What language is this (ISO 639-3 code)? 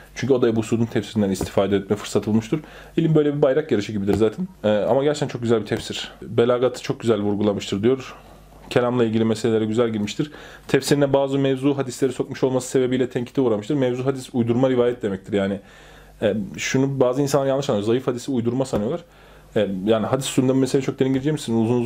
tur